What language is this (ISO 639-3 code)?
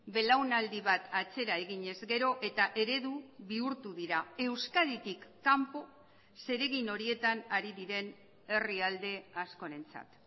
eus